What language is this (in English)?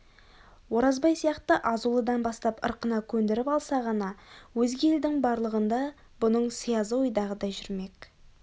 Kazakh